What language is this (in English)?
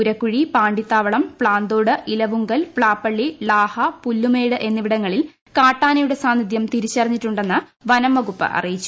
Malayalam